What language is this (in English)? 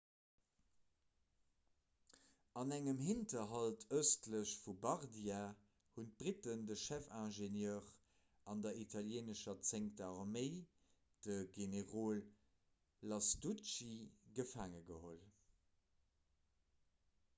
Luxembourgish